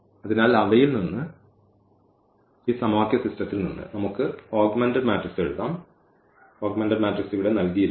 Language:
Malayalam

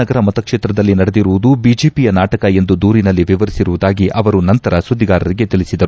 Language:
Kannada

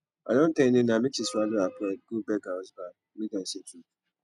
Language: Nigerian Pidgin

